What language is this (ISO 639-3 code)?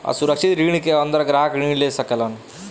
bho